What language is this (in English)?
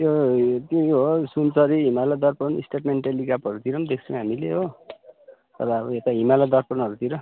Nepali